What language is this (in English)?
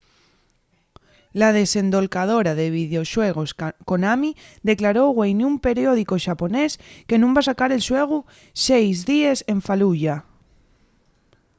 Asturian